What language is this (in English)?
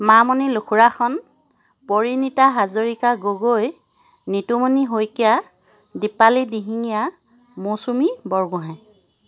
Assamese